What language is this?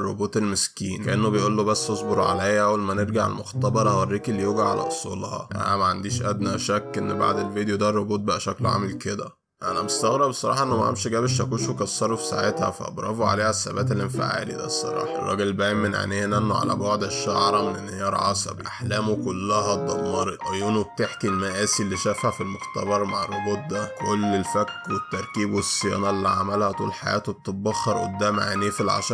Arabic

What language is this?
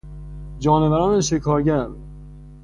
Persian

